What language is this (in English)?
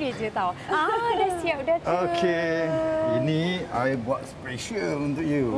Malay